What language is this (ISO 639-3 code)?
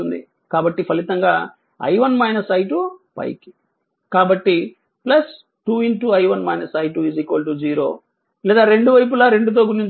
tel